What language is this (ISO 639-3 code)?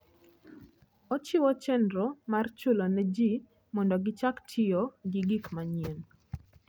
luo